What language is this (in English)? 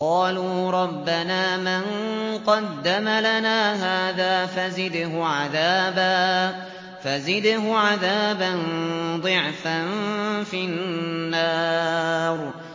Arabic